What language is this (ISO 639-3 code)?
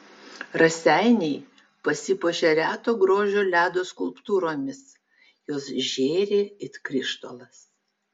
lit